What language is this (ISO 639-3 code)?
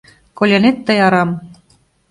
chm